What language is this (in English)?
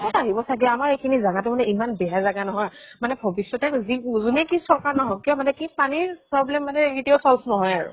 Assamese